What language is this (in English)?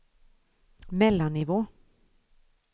Swedish